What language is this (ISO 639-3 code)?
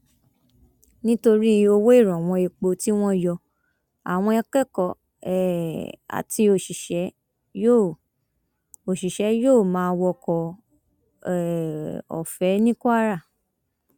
yor